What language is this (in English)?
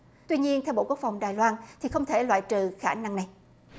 Vietnamese